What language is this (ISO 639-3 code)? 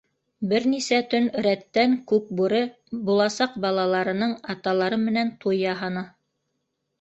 bak